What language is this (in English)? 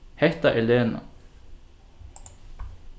Faroese